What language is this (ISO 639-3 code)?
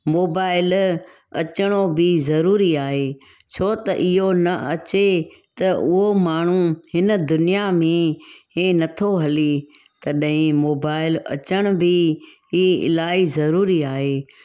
snd